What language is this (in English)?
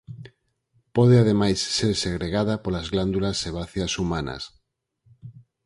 Galician